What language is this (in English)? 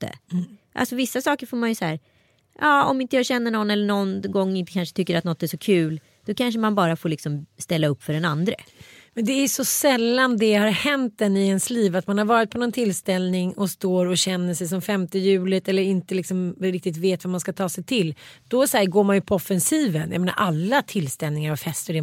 Swedish